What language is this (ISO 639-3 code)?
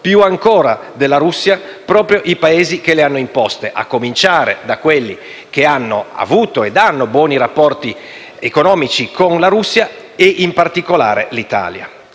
ita